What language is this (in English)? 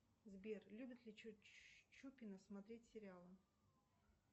Russian